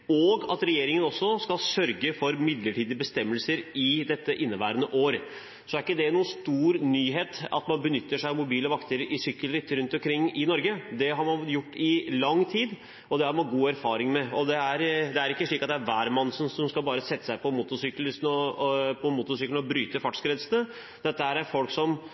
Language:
Norwegian Bokmål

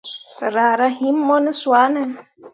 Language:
Mundang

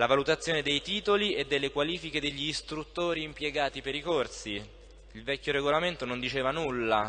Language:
Italian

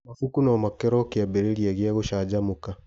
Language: Kikuyu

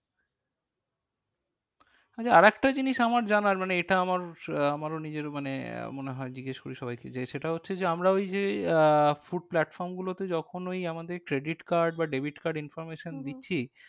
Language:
Bangla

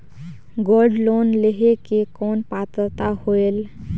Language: Chhattisgarhi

